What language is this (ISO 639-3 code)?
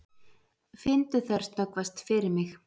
isl